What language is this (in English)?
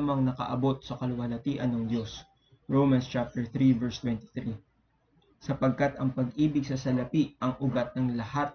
Filipino